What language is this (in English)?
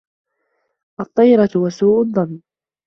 Arabic